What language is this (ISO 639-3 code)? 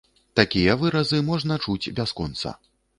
bel